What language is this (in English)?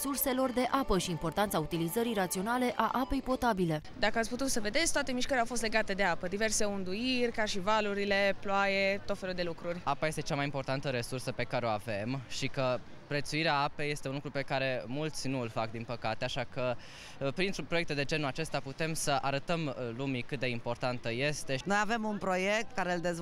Romanian